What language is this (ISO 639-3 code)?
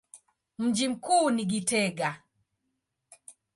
swa